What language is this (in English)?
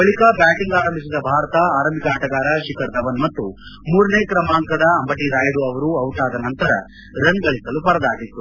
Kannada